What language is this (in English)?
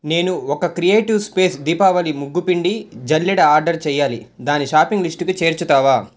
Telugu